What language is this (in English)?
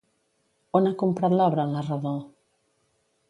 Catalan